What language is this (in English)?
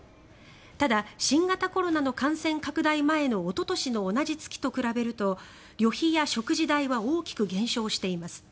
Japanese